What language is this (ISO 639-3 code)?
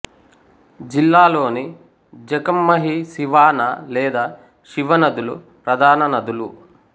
tel